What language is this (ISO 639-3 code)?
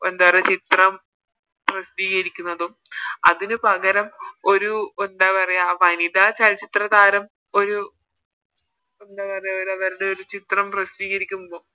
mal